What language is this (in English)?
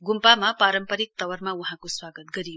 Nepali